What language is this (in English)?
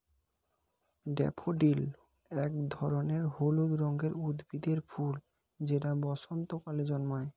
Bangla